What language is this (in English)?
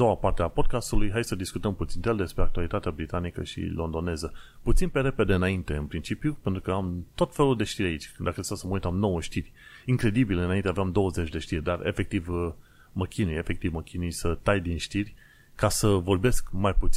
Romanian